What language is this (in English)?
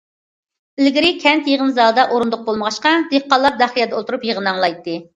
Uyghur